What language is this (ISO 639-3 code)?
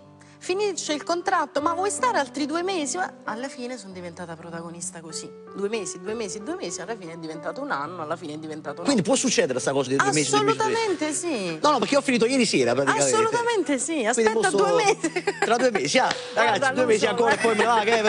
ita